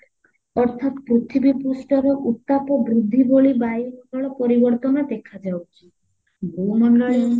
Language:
Odia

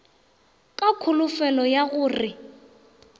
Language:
Northern Sotho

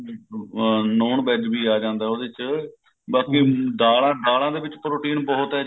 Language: Punjabi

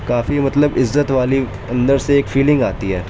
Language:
Urdu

